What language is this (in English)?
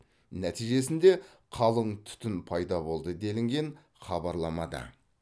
Kazakh